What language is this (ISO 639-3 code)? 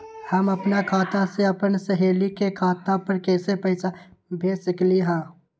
mag